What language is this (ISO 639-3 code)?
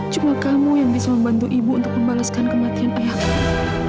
ind